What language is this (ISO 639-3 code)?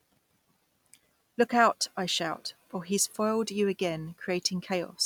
eng